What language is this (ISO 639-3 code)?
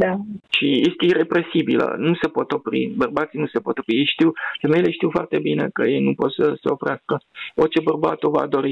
ron